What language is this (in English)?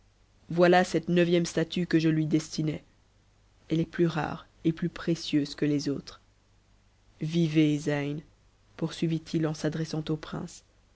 French